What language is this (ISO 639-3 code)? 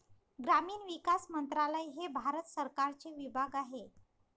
mar